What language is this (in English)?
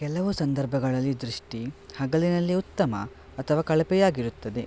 Kannada